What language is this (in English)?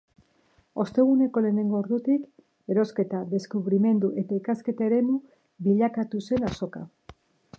Basque